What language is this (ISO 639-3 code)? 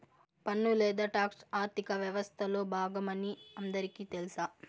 tel